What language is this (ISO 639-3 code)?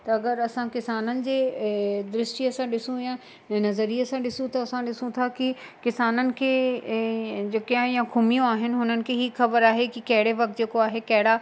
snd